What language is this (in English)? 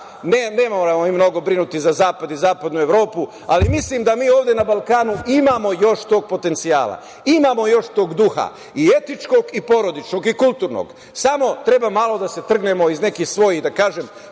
Serbian